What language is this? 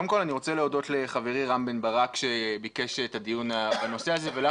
Hebrew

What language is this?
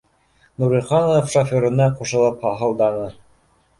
Bashkir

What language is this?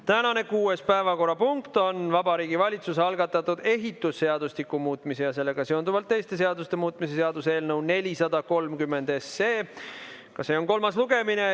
Estonian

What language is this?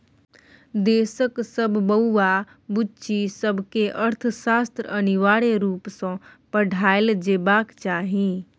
Maithili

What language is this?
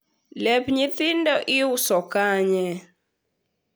Luo (Kenya and Tanzania)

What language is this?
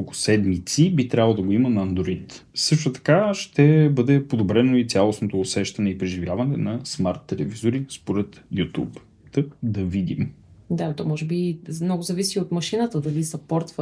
Bulgarian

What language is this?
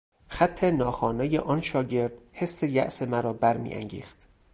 Persian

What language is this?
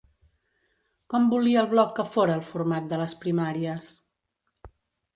Catalan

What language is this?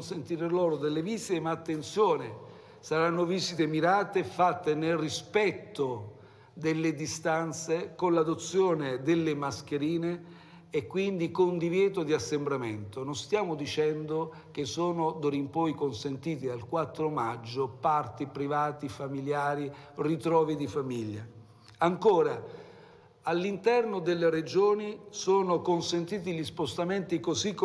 Italian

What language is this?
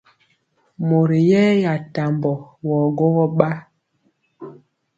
Mpiemo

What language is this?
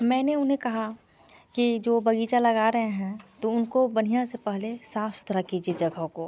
Hindi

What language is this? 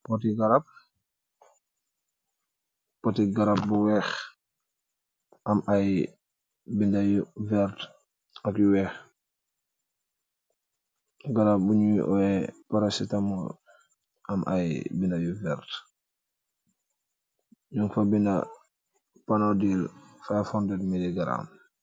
Wolof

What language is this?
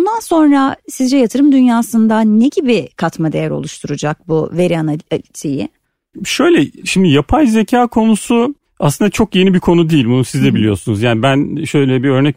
Turkish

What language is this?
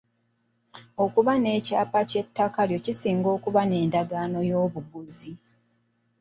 Ganda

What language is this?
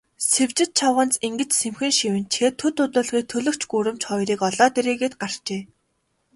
Mongolian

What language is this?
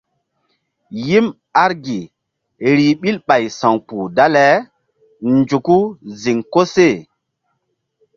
Mbum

